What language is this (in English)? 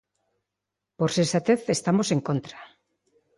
Galician